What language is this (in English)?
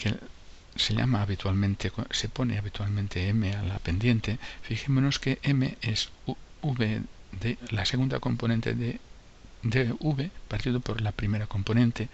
Spanish